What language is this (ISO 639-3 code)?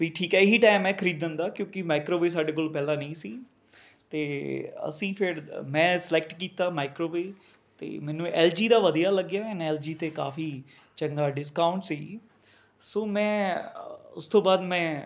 pan